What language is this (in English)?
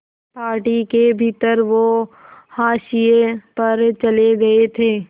Hindi